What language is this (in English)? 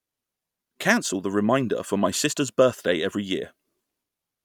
English